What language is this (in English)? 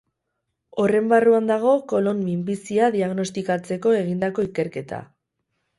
Basque